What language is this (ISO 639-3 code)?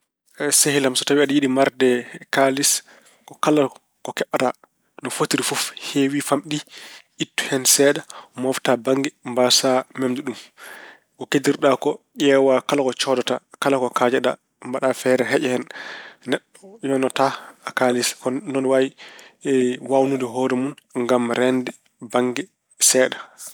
ful